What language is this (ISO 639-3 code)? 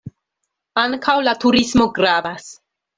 epo